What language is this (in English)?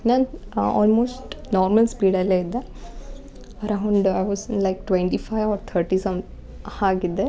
Kannada